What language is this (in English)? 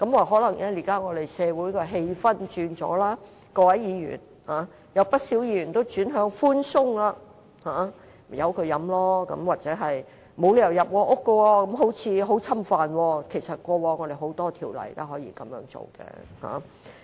Cantonese